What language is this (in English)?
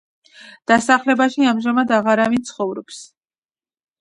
Georgian